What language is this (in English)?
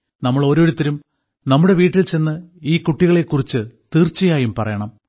Malayalam